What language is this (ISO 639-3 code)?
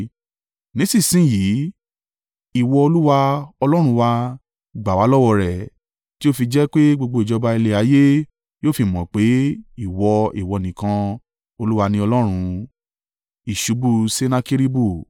yor